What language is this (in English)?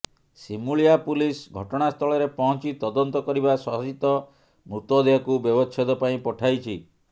Odia